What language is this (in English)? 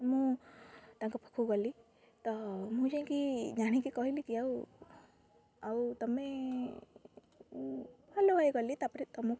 Odia